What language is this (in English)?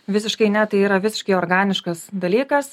Lithuanian